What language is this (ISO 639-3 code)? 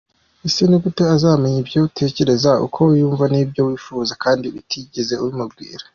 kin